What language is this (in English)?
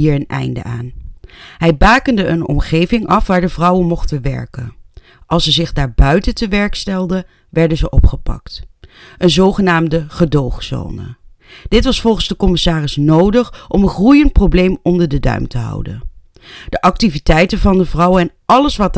Dutch